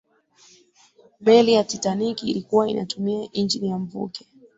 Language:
Swahili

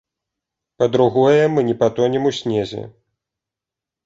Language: Belarusian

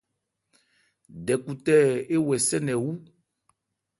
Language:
Ebrié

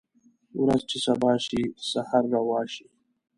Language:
Pashto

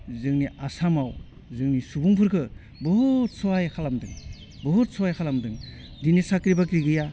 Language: Bodo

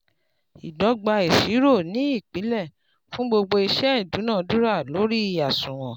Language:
Yoruba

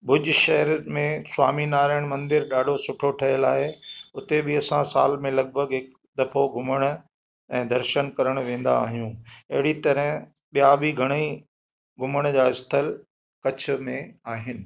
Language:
Sindhi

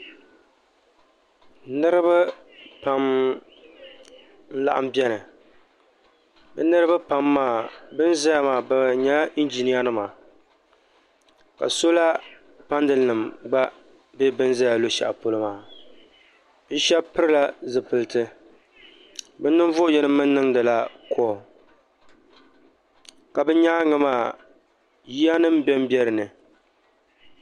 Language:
Dagbani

